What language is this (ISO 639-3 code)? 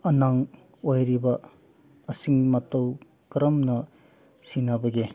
mni